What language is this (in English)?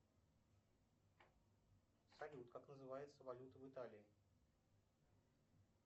Russian